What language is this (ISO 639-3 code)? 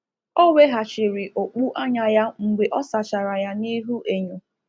ibo